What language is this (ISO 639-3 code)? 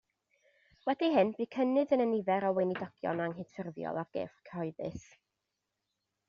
cym